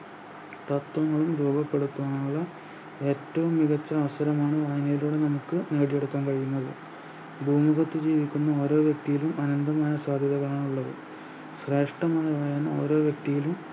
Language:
Malayalam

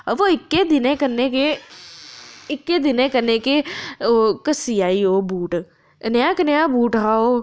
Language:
Dogri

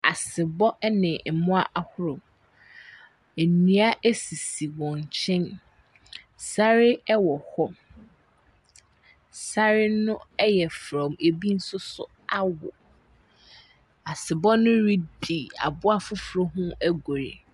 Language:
Akan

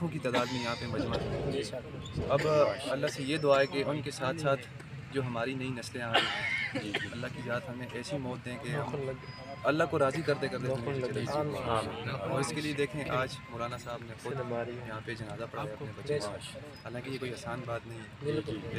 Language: Romanian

